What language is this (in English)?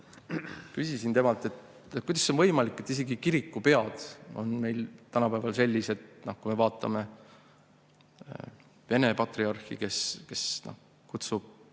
Estonian